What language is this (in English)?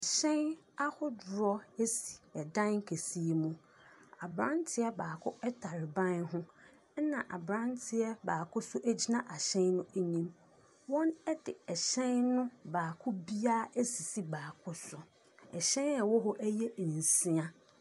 Akan